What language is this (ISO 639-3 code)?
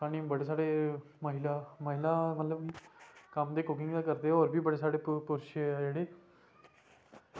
doi